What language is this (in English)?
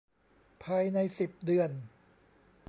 Thai